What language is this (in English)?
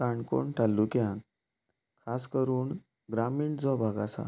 Konkani